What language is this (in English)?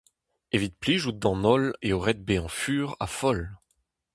Breton